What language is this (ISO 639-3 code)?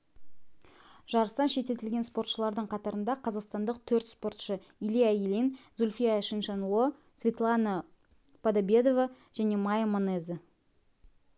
kaz